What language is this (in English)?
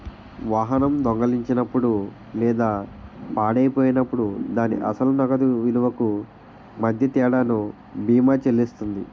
Telugu